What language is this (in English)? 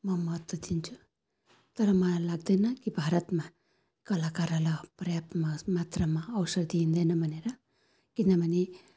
Nepali